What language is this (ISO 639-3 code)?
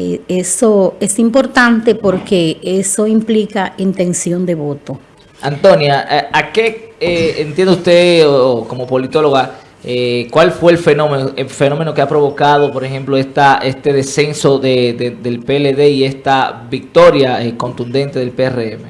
spa